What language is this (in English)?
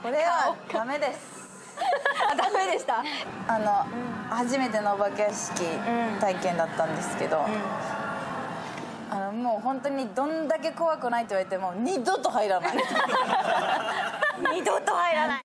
Japanese